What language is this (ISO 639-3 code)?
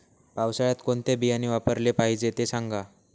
mar